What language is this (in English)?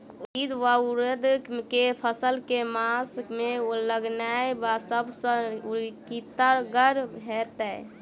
Maithili